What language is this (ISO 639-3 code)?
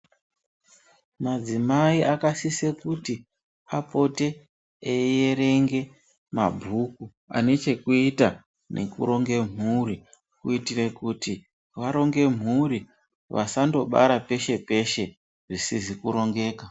ndc